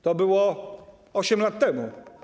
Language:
Polish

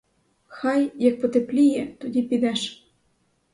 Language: Ukrainian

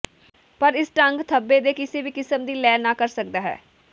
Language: Punjabi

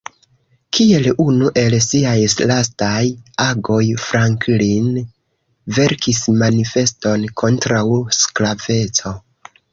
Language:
Esperanto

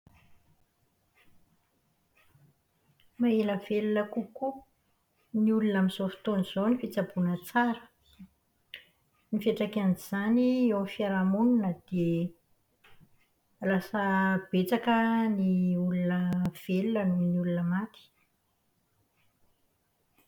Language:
Malagasy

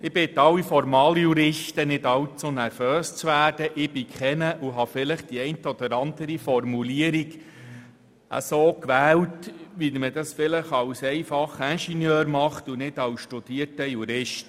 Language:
Swiss German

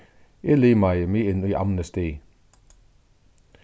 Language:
Faroese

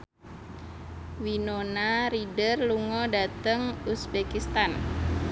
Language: Javanese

